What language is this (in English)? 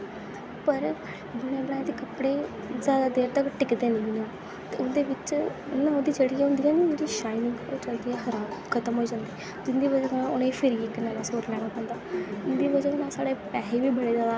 Dogri